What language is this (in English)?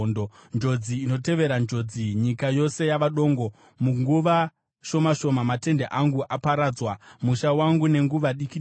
Shona